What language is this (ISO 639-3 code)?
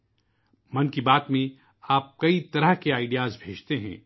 urd